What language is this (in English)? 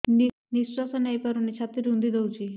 Odia